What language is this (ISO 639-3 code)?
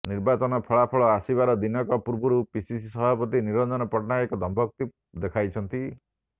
ori